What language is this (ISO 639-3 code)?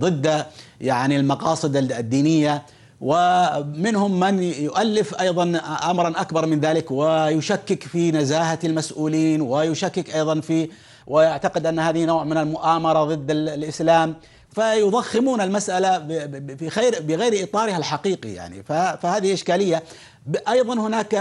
ara